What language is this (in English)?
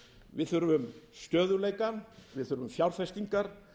Icelandic